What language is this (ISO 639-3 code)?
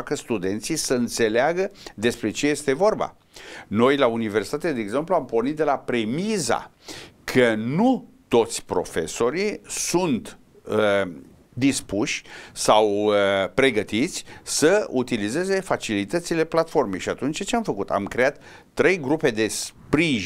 ron